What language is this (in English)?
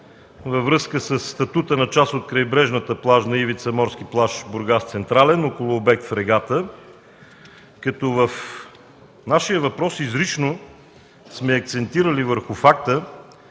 Bulgarian